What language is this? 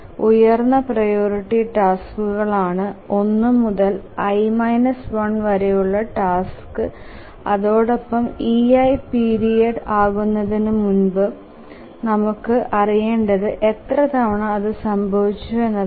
Malayalam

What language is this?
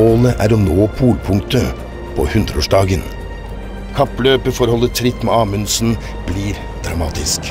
Norwegian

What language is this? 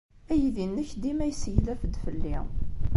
Kabyle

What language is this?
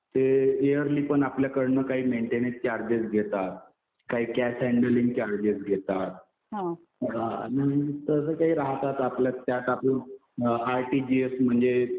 Marathi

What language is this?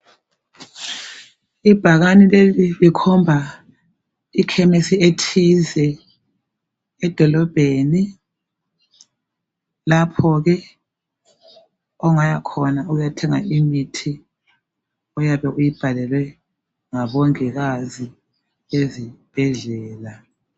North Ndebele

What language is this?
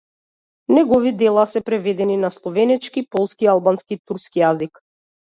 Macedonian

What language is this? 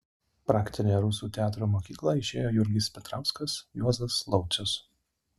Lithuanian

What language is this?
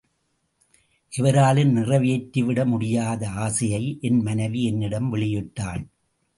Tamil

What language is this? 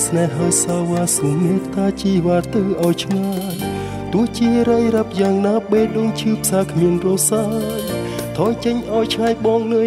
Vietnamese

